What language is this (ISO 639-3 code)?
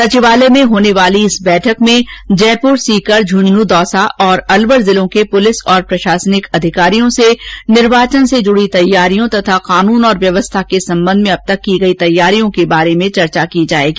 hin